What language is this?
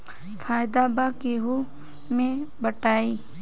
Bhojpuri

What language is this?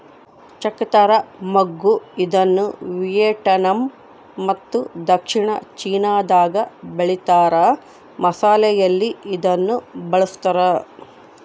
Kannada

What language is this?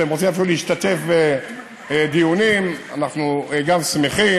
Hebrew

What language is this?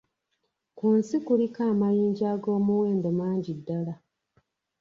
Ganda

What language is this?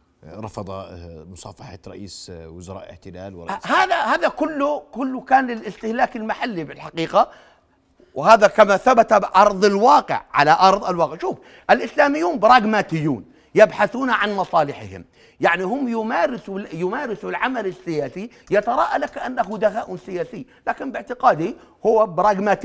Arabic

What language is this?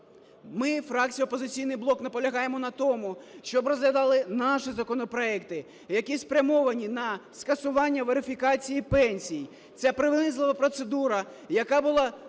Ukrainian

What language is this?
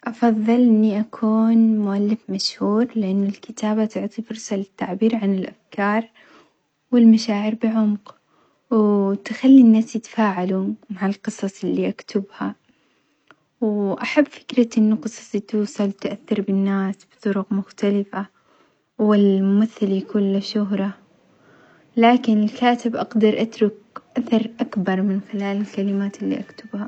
Omani Arabic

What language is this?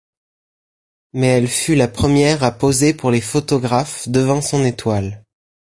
French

